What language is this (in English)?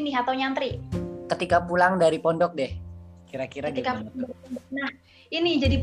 Indonesian